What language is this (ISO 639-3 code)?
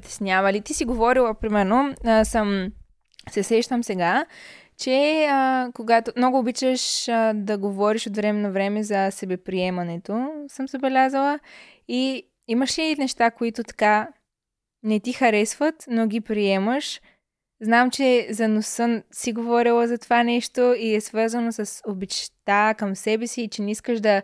bul